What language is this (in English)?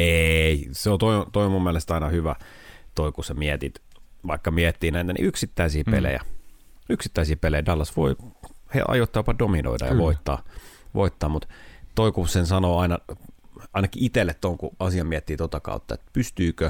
Finnish